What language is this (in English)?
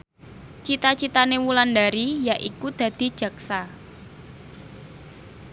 Javanese